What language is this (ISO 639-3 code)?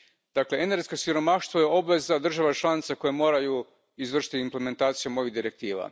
hrv